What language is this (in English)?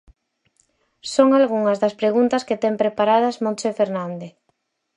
Galician